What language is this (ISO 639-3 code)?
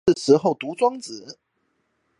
zho